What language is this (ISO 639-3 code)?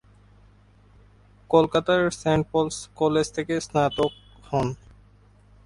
ben